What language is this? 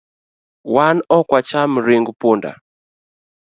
Luo (Kenya and Tanzania)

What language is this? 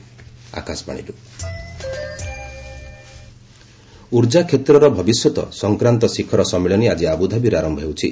Odia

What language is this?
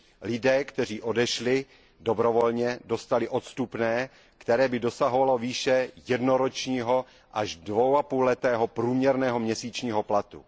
Czech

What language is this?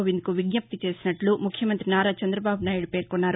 Telugu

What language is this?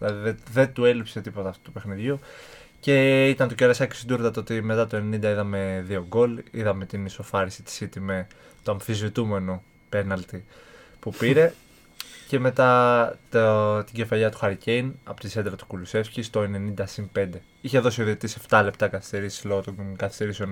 Greek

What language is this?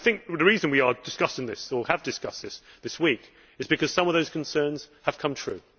English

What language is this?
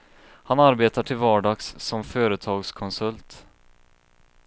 Swedish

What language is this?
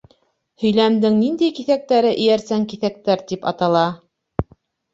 Bashkir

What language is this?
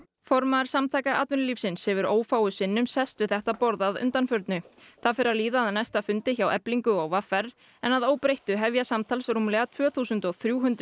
Icelandic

